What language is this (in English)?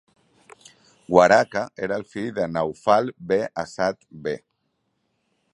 Catalan